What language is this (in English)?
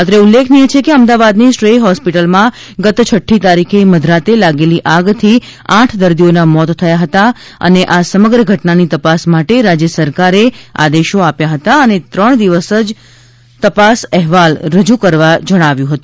Gujarati